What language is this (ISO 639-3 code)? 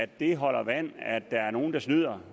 dan